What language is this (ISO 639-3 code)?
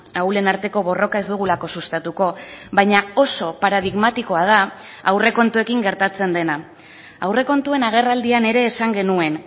eus